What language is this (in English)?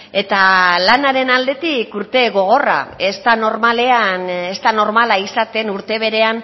Basque